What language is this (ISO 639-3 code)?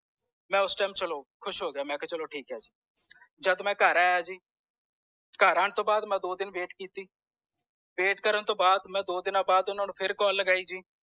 pan